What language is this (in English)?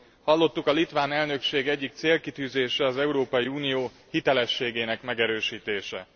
Hungarian